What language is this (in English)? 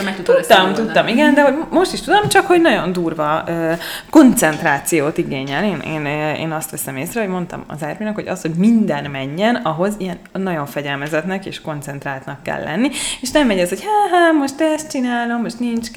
Hungarian